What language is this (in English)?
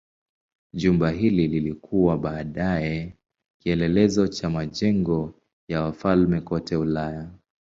Swahili